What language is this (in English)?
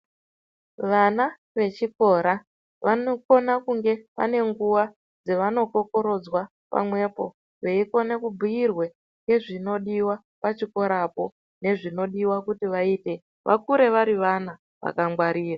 Ndau